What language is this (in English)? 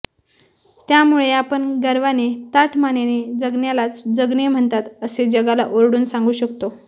Marathi